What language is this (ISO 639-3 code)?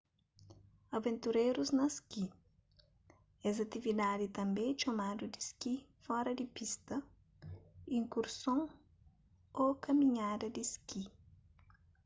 kea